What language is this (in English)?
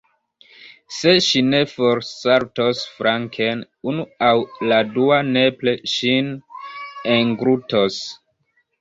Esperanto